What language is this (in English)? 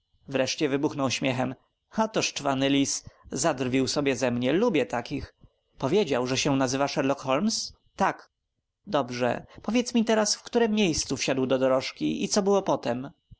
Polish